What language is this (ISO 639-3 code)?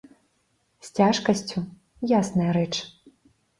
bel